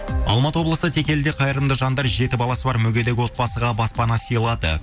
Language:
Kazakh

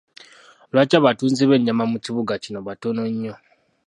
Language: Ganda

